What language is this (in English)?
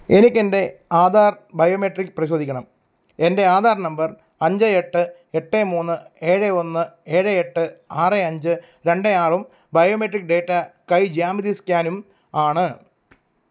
Malayalam